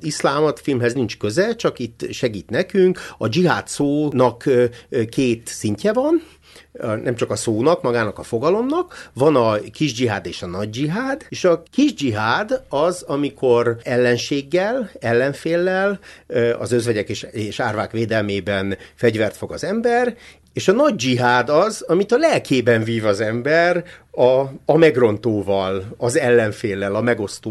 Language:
Hungarian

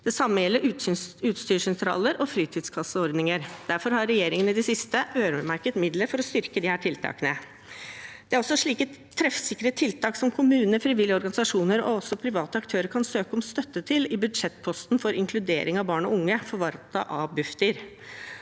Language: Norwegian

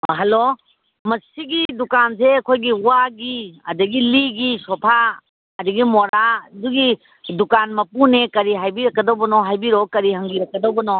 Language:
Manipuri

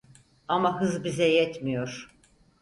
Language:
Turkish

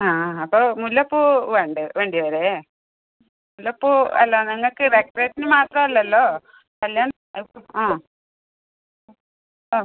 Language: Malayalam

